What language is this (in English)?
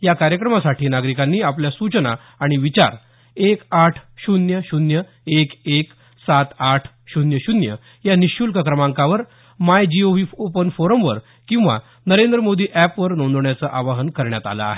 Marathi